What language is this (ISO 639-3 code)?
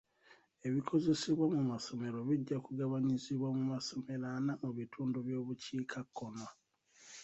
lug